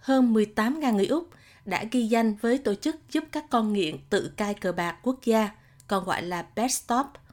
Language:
Vietnamese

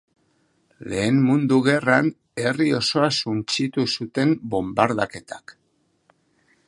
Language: Basque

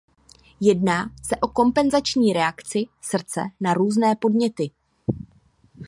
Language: Czech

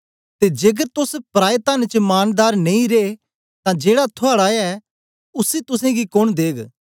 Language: Dogri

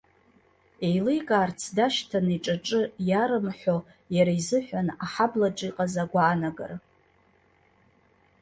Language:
Abkhazian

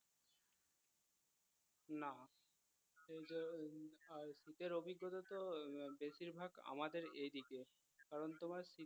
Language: Bangla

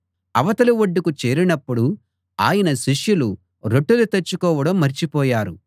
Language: Telugu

